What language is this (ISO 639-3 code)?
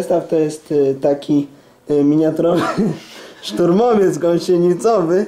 pol